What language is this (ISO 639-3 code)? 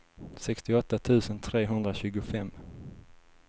swe